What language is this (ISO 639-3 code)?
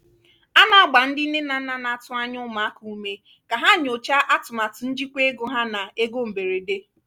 ibo